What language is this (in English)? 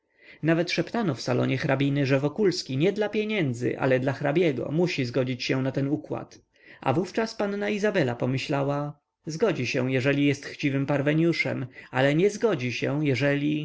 Polish